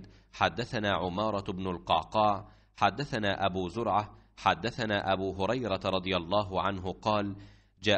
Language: Arabic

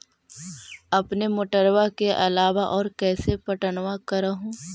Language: Magahi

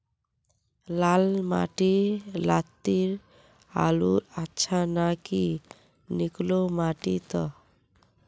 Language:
Magahi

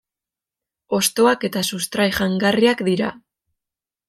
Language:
Basque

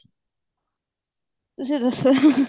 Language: Punjabi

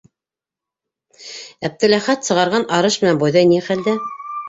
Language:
Bashkir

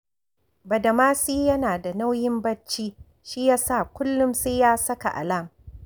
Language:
Hausa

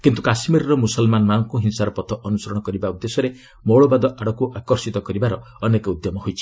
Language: Odia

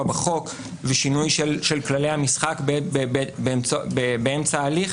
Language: Hebrew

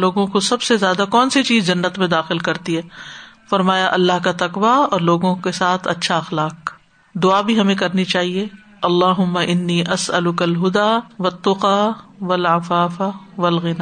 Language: Urdu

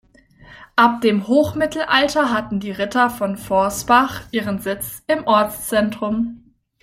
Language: German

